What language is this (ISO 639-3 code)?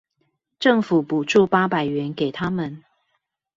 zho